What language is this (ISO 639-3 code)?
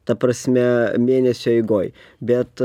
lit